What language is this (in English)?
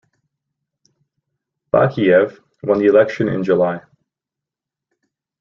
English